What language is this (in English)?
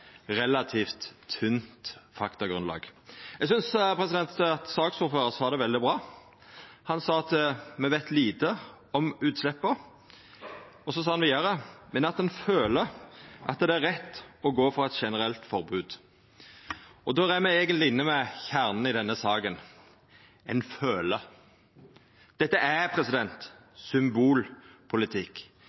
Norwegian Nynorsk